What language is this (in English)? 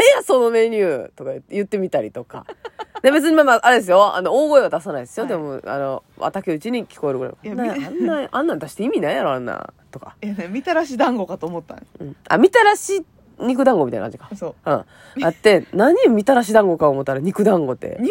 Japanese